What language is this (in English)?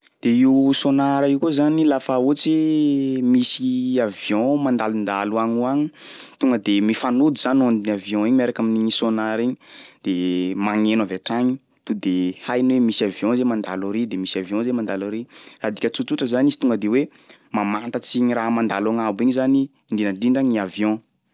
Sakalava Malagasy